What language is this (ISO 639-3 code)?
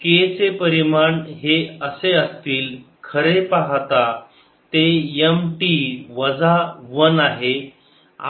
mar